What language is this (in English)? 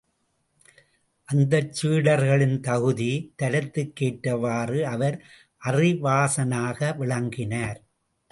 Tamil